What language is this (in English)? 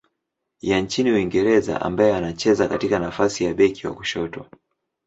Swahili